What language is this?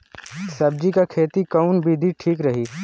Bhojpuri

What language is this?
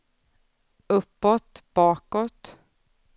Swedish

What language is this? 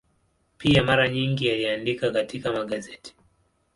Swahili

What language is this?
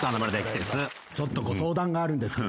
Japanese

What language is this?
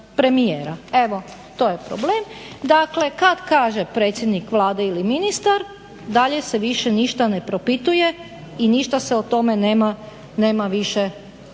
Croatian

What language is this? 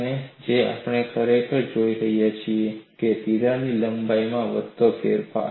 Gujarati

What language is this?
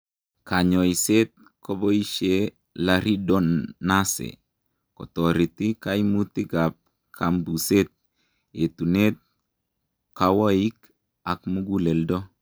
Kalenjin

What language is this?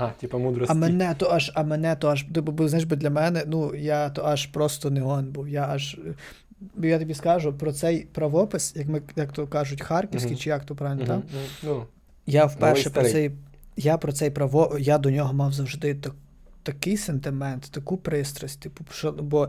Ukrainian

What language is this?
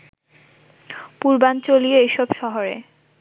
Bangla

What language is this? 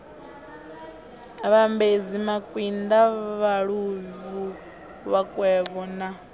Venda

